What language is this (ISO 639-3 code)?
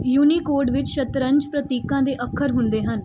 pan